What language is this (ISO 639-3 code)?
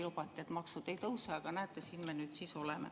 est